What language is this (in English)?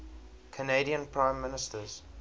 English